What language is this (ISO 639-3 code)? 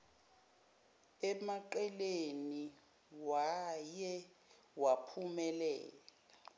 zul